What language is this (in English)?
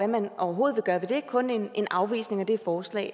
Danish